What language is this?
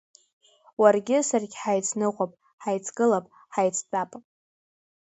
Abkhazian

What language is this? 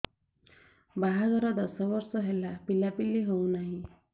Odia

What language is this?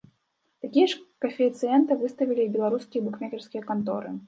Belarusian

